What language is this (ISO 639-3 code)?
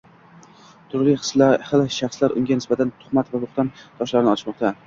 uzb